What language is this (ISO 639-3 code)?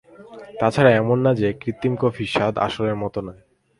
ben